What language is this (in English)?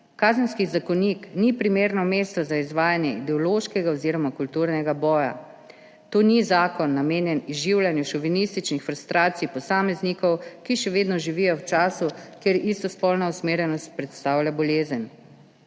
Slovenian